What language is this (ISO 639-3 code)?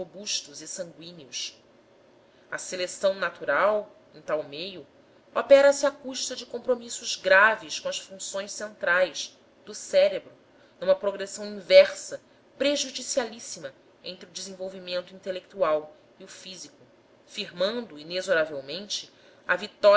por